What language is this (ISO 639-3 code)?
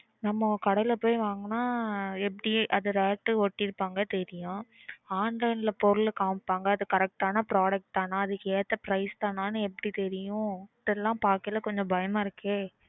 tam